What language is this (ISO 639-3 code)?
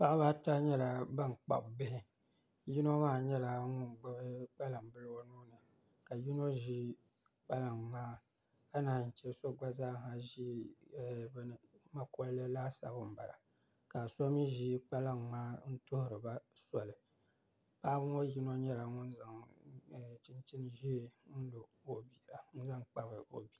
dag